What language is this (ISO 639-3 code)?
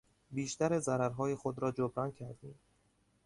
fas